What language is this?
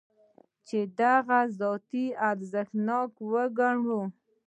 Pashto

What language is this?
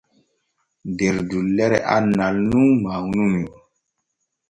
Borgu Fulfulde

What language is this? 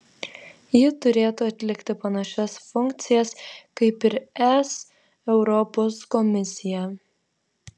Lithuanian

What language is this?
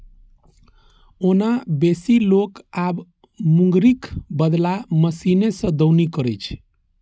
Maithili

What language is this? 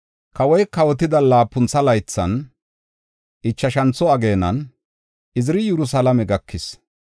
Gofa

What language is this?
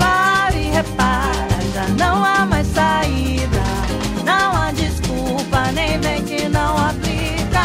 Portuguese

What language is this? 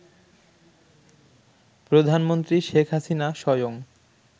Bangla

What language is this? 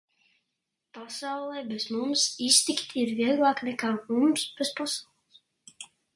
Latvian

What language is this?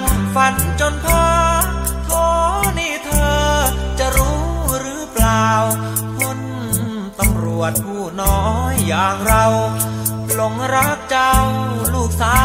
Thai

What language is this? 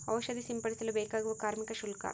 Kannada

